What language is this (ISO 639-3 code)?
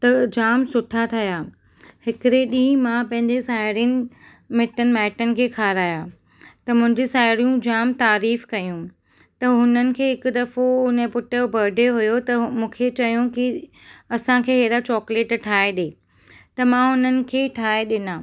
snd